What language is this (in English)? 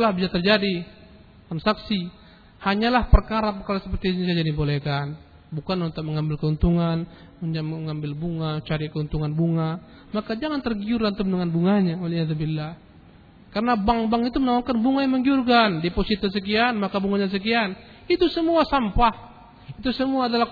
Malay